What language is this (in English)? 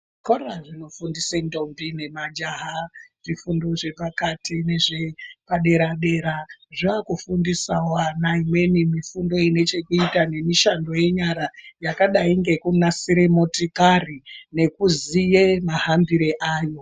Ndau